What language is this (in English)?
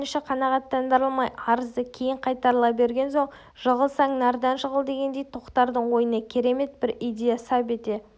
Kazakh